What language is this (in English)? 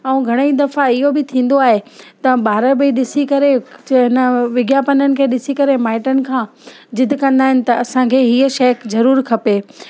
Sindhi